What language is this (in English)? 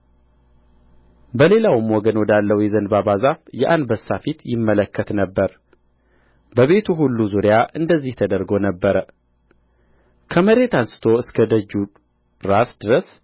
Amharic